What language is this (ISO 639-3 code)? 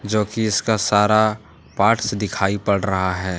hin